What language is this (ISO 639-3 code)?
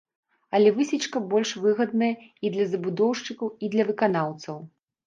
bel